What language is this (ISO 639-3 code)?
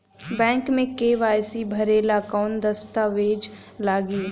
bho